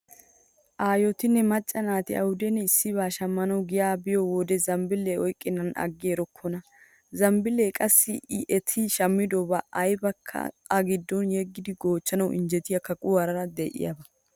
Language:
Wolaytta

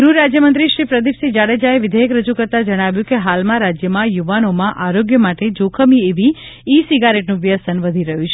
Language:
Gujarati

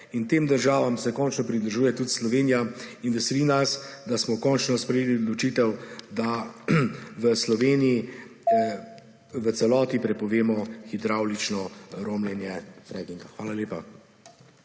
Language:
Slovenian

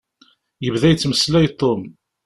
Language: Kabyle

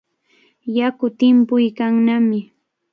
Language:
Cajatambo North Lima Quechua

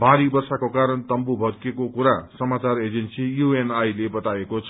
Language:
Nepali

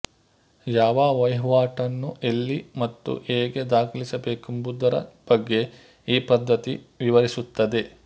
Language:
Kannada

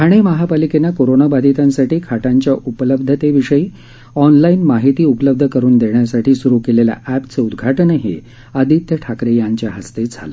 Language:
Marathi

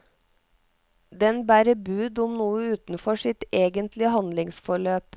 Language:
Norwegian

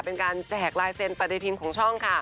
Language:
Thai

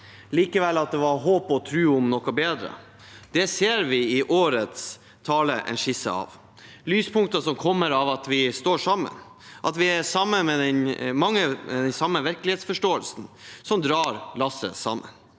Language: Norwegian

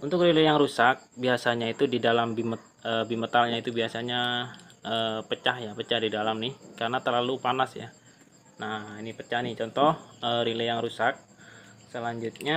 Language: Indonesian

